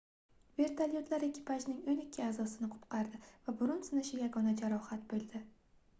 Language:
Uzbek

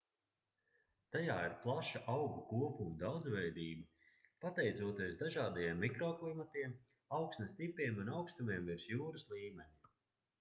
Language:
Latvian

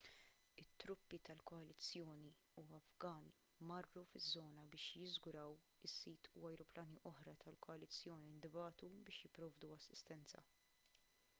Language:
Maltese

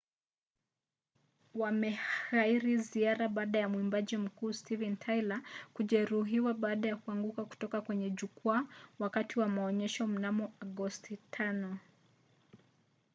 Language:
Swahili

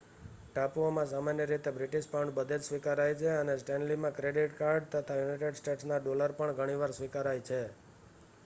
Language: Gujarati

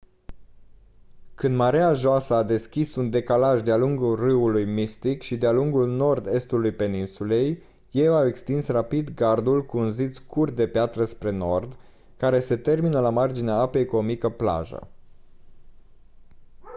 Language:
Romanian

